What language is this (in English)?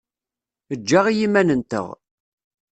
Kabyle